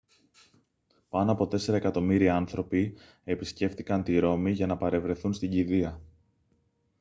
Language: Greek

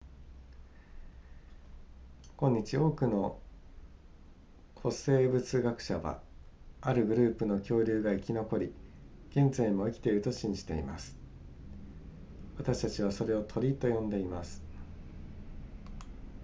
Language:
Japanese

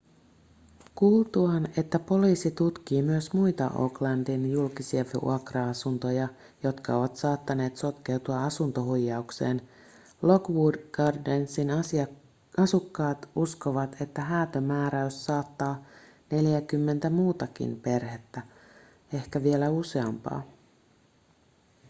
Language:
Finnish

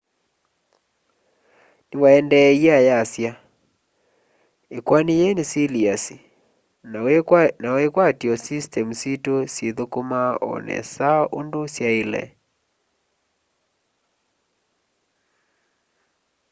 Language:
Kamba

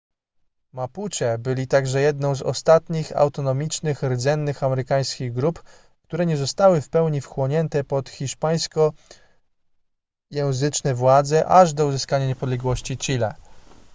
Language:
Polish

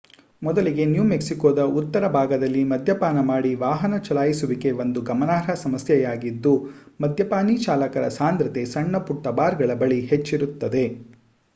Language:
Kannada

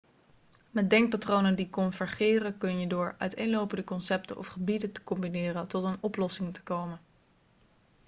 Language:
Dutch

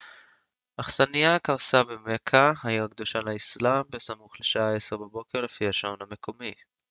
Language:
Hebrew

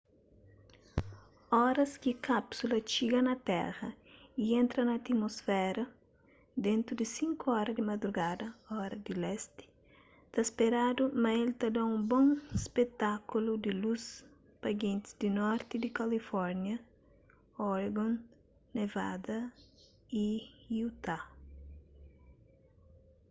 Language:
Kabuverdianu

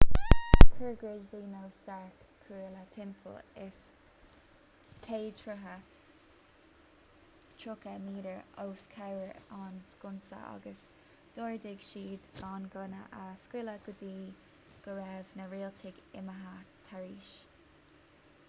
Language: Irish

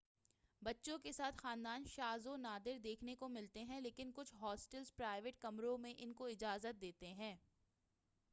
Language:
Urdu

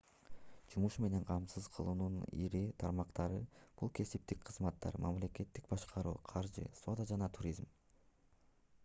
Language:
Kyrgyz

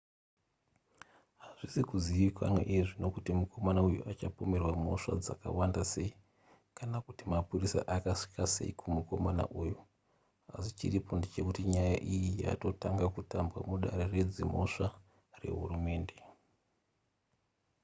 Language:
Shona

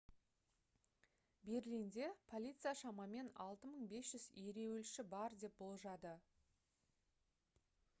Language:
Kazakh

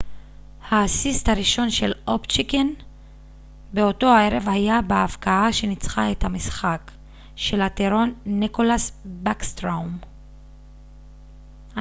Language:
Hebrew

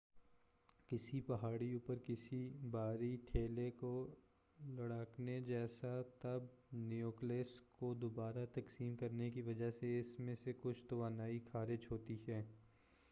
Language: Urdu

